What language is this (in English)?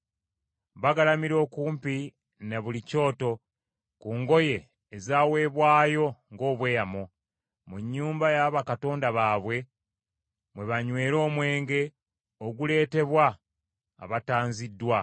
Ganda